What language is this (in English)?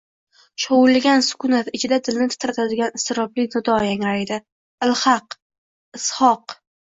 Uzbek